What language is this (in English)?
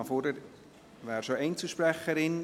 Swiss German